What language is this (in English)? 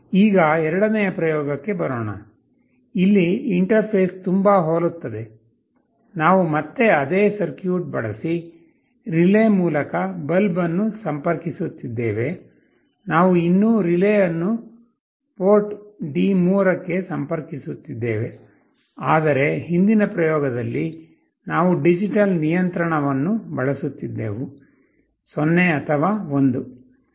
Kannada